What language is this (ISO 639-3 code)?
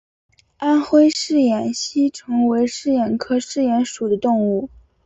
zho